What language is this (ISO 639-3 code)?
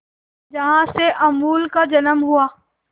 hin